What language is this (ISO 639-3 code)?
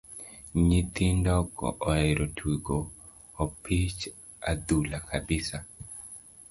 luo